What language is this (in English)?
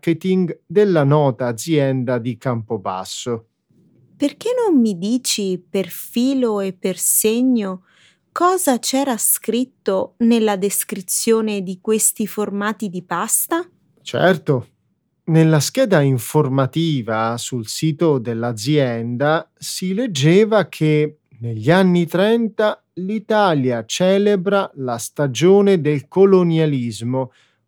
Italian